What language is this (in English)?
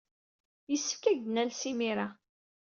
Kabyle